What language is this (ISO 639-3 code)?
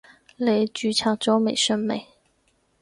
yue